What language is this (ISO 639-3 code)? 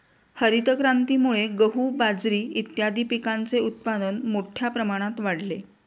mar